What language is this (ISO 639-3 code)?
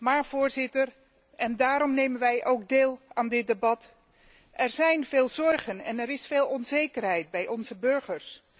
nld